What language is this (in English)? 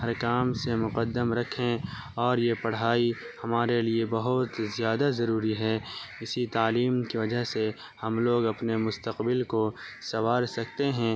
Urdu